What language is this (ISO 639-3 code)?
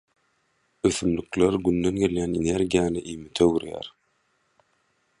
tuk